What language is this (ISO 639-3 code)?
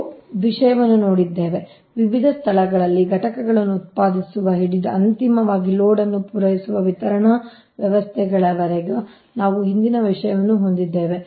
kan